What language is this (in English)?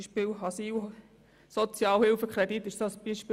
Swiss German